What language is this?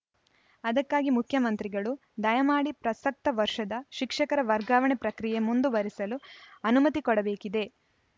Kannada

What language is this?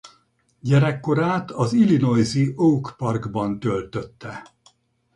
Hungarian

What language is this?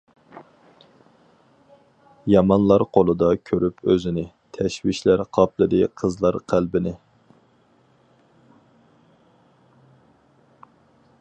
Uyghur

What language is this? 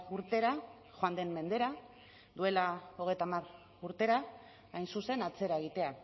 Basque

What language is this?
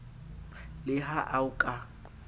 Southern Sotho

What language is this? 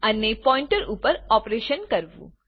Gujarati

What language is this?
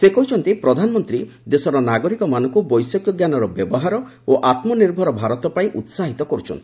Odia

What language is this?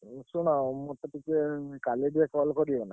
Odia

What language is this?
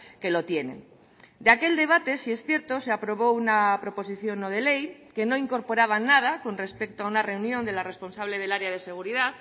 Spanish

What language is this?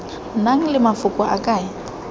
Tswana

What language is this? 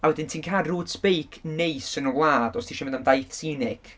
Welsh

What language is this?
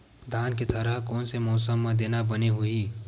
Chhattisgarhi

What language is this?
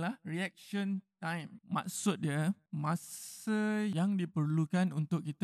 Malay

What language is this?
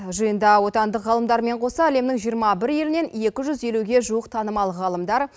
Kazakh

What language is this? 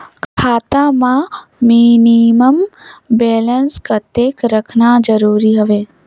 Chhattisgarhi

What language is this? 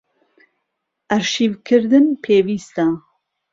Central Kurdish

